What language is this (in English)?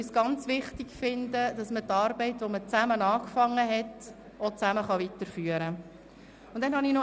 Swiss German